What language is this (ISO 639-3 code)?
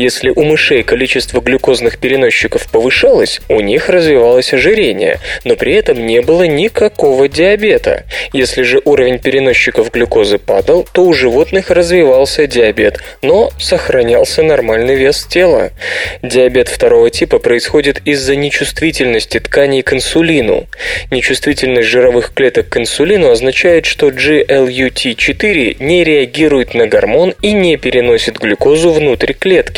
rus